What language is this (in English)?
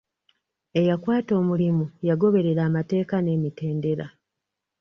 Ganda